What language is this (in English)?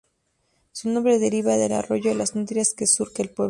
Spanish